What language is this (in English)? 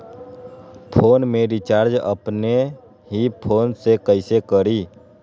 Magahi